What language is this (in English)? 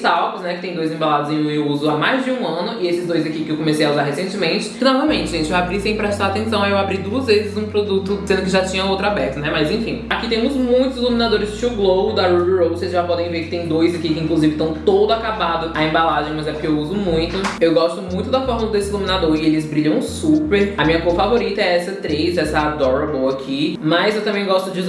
Portuguese